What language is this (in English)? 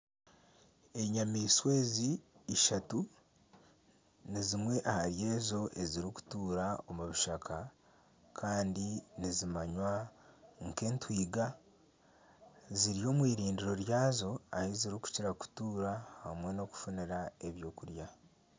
Nyankole